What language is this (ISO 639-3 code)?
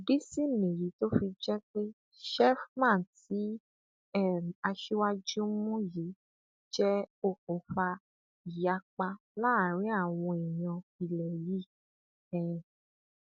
yor